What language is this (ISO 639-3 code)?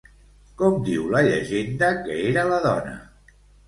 cat